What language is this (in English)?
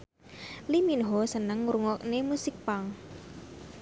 Javanese